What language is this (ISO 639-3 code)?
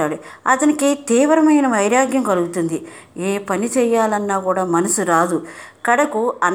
tel